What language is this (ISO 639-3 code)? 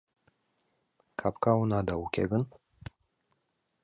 chm